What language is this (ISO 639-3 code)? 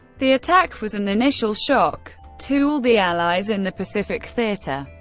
eng